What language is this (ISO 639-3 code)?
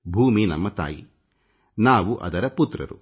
kan